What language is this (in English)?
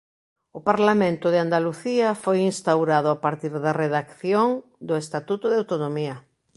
Galician